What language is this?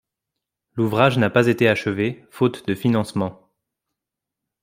French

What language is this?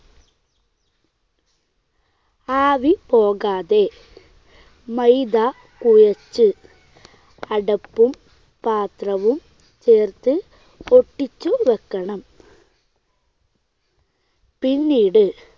Malayalam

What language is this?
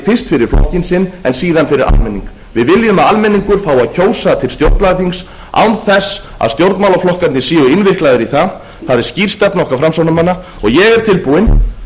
Icelandic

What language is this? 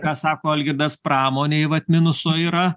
Lithuanian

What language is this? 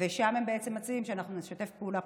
Hebrew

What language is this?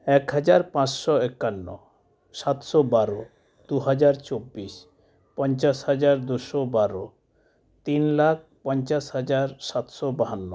Santali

